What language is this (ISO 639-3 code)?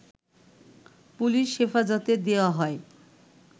ben